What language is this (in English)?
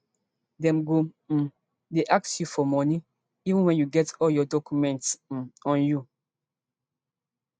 Nigerian Pidgin